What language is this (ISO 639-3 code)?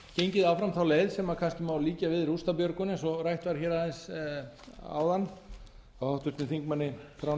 isl